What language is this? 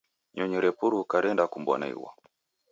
Taita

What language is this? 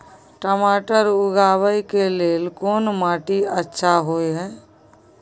Maithili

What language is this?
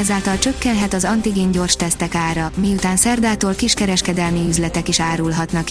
Hungarian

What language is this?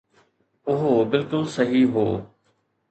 Sindhi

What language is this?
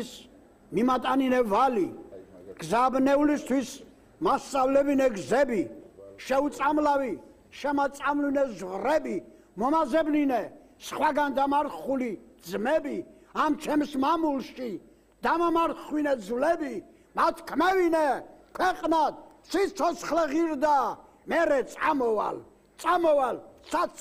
Turkish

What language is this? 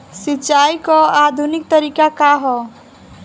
Bhojpuri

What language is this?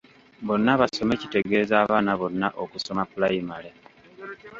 Ganda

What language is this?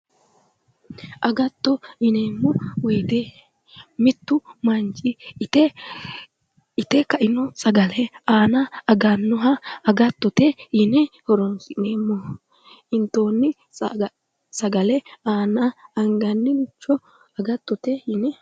Sidamo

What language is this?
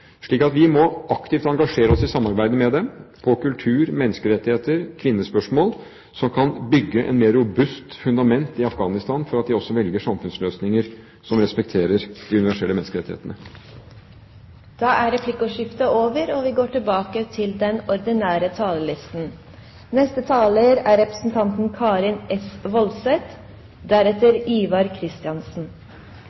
Norwegian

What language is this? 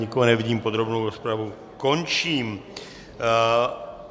Czech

